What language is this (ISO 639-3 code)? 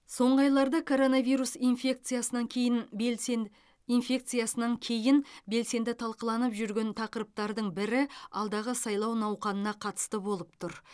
kaz